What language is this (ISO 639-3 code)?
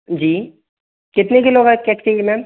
hin